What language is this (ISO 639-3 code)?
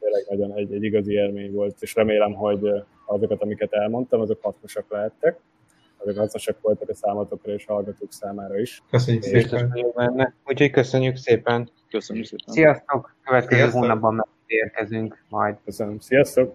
hun